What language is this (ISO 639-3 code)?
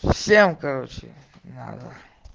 rus